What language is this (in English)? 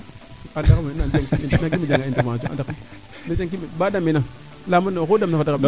Serer